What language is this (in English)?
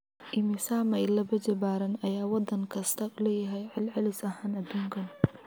Somali